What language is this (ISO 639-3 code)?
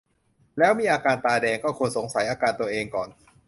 tha